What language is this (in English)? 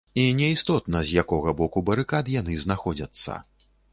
Belarusian